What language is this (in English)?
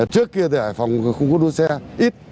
Vietnamese